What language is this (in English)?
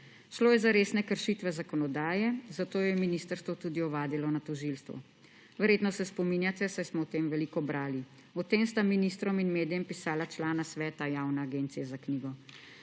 Slovenian